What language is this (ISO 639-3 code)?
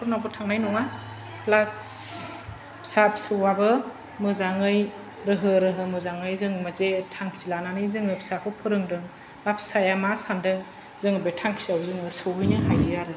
brx